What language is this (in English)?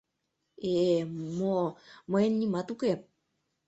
Mari